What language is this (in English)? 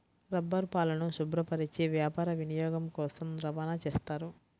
Telugu